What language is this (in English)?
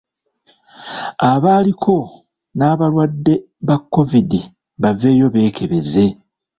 Ganda